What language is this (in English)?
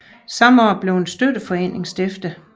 Danish